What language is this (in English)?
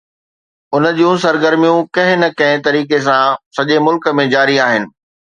Sindhi